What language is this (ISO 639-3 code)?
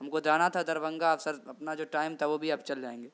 urd